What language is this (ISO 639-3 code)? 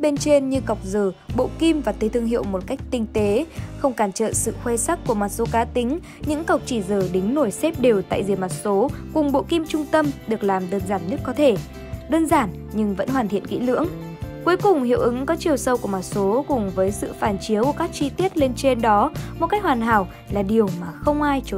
vie